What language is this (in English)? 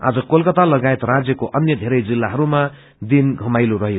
Nepali